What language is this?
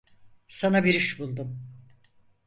Turkish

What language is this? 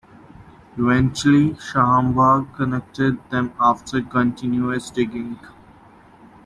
English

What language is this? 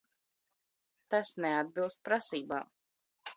Latvian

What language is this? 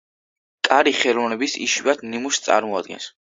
Georgian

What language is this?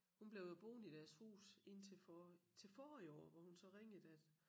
Danish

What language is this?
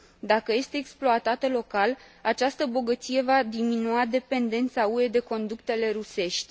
Romanian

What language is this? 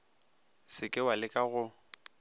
Northern Sotho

